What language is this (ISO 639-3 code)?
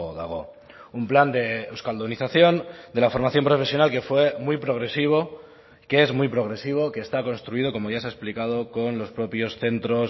spa